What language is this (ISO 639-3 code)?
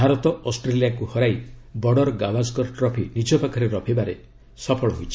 ori